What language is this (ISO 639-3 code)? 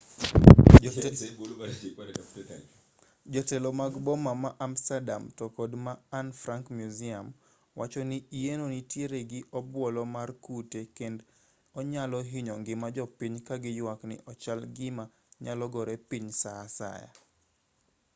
luo